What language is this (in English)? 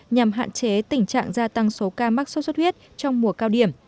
Vietnamese